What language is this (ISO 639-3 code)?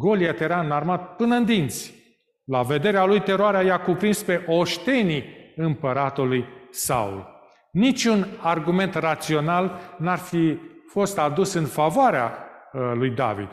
ron